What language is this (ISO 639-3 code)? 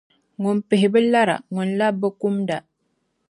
dag